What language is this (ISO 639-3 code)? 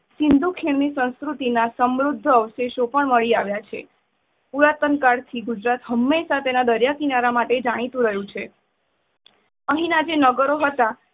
guj